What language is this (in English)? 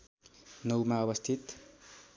Nepali